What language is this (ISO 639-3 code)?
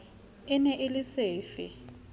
sot